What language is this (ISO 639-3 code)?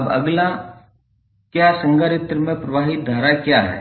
hin